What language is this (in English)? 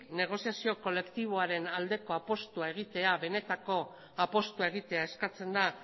Basque